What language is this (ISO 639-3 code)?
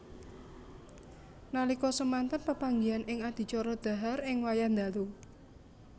jav